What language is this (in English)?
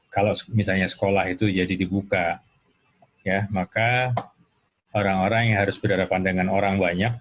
Indonesian